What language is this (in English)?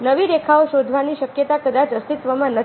Gujarati